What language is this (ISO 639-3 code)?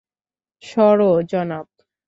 ben